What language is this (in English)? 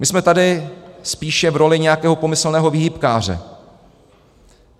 Czech